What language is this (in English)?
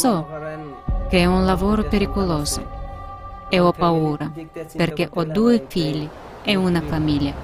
Italian